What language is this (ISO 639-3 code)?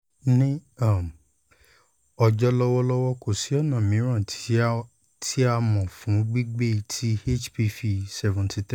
yor